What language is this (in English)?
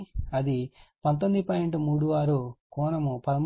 Telugu